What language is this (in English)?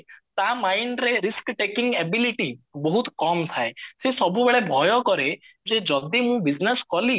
Odia